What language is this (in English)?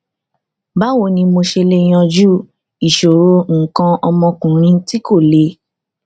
Yoruba